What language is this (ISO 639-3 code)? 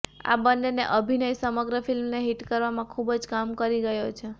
guj